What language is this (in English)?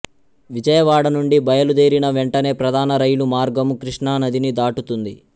Telugu